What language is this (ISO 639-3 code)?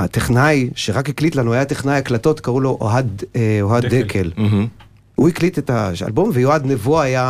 heb